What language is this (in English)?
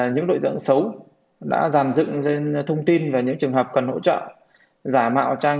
Vietnamese